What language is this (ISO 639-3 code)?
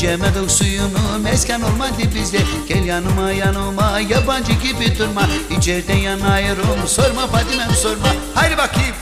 tur